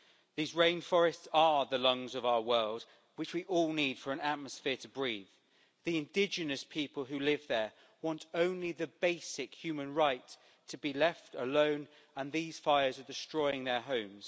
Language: English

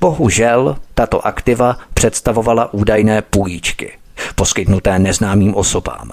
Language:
Czech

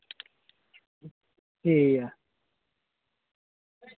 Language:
Dogri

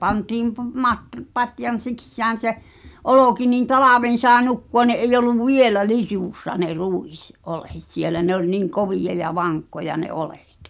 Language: Finnish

